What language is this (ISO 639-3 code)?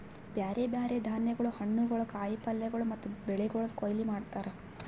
kan